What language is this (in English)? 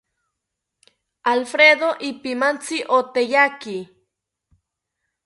South Ucayali Ashéninka